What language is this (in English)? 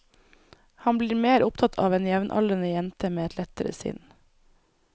Norwegian